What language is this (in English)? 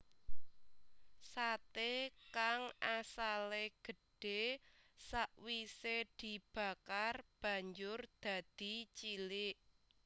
Javanese